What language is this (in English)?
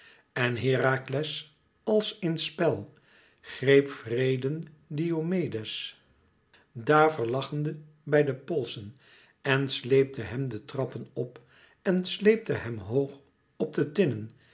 Dutch